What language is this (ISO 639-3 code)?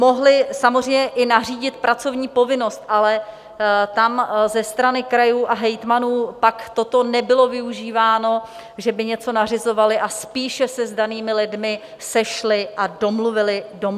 ces